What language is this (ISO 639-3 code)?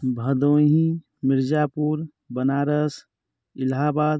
hin